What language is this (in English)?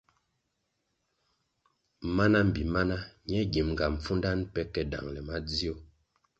Kwasio